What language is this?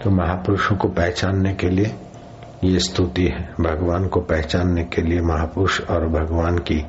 Hindi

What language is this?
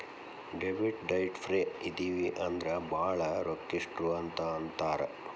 Kannada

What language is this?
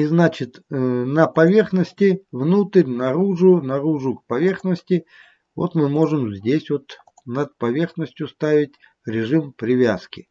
Russian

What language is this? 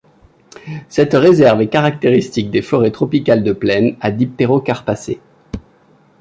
French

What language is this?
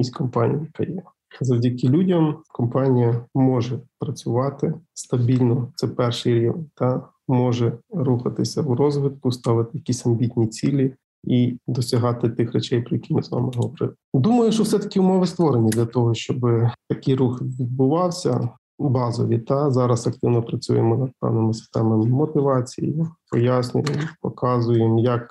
Ukrainian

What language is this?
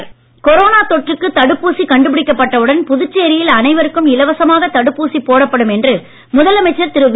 Tamil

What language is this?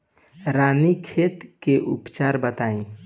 Bhojpuri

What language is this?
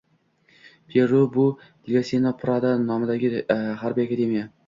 Uzbek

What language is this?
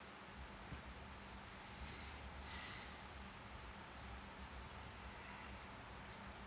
Russian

